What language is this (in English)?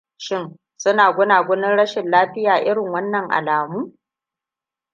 Hausa